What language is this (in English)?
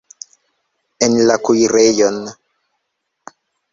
Esperanto